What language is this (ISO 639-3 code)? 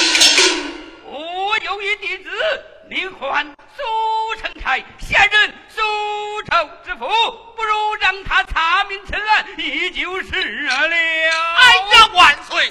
zho